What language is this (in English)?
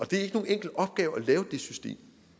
Danish